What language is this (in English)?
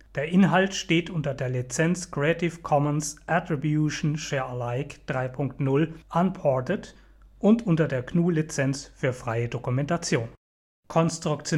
German